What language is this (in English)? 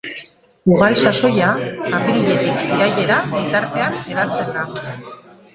Basque